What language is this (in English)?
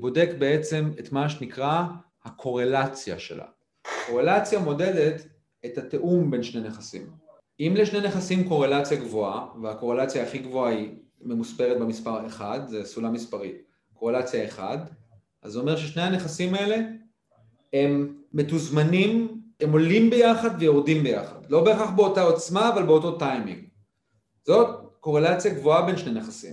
Hebrew